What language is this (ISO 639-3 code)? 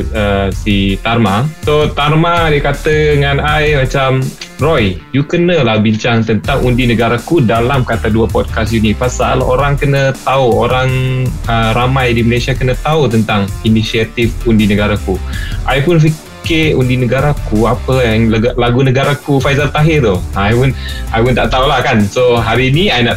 msa